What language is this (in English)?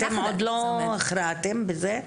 Hebrew